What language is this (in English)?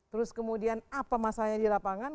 Indonesian